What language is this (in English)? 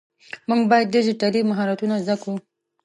Pashto